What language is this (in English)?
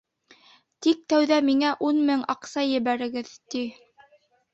Bashkir